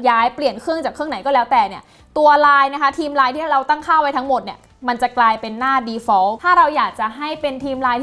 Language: Thai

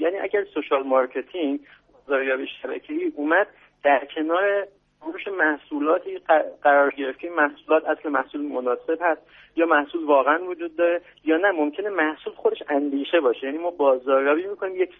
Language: Persian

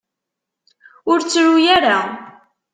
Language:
Kabyle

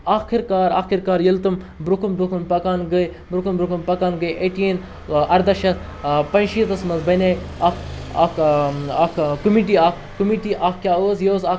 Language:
Kashmiri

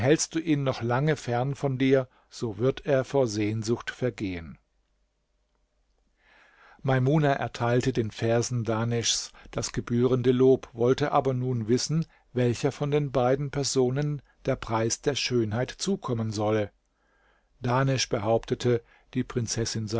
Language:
German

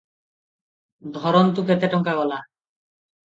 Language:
Odia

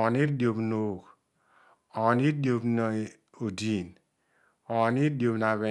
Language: Odual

